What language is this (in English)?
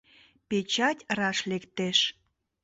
Mari